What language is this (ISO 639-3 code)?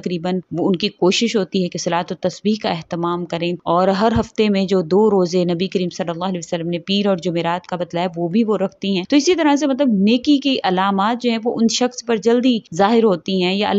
hin